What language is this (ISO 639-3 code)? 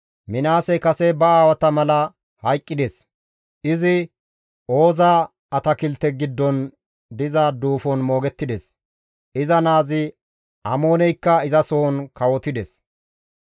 gmv